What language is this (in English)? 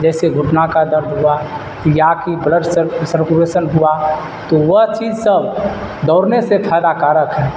Urdu